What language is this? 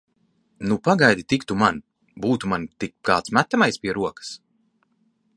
Latvian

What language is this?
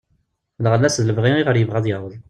Kabyle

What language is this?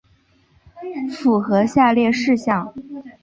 Chinese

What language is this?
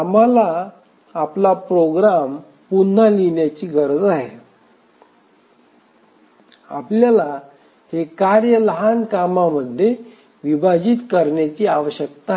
Marathi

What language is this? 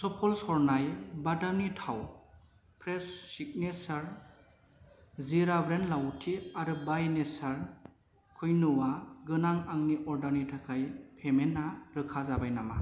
Bodo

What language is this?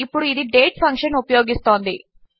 Telugu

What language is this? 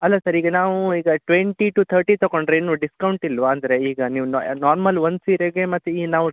Kannada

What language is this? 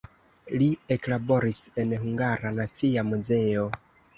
Esperanto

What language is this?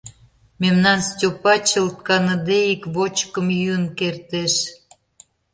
Mari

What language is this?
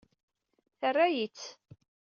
Kabyle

